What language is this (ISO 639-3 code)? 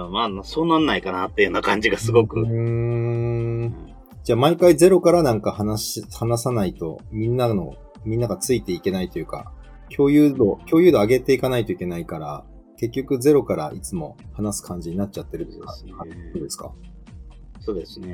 jpn